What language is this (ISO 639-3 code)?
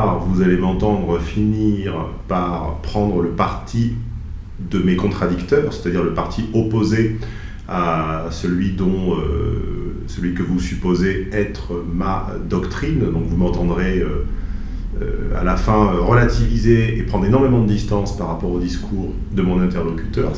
fra